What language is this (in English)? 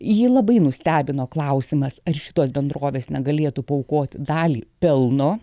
Lithuanian